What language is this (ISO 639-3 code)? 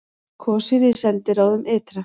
isl